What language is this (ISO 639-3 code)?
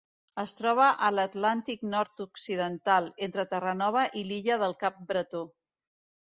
cat